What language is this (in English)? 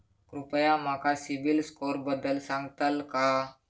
Marathi